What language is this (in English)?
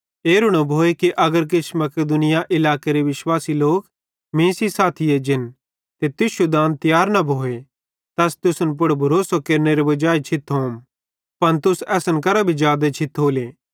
Bhadrawahi